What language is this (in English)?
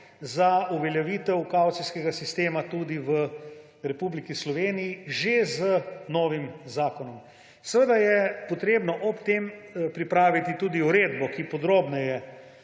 Slovenian